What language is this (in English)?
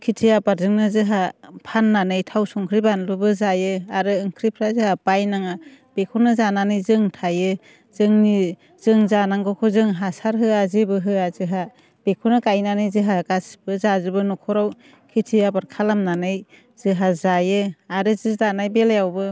Bodo